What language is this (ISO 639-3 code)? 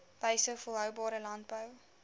afr